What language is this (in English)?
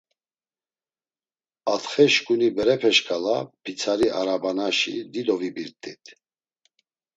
Laz